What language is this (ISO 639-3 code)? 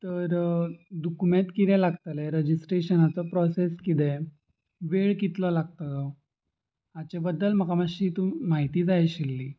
kok